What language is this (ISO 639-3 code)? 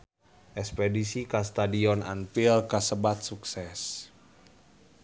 sun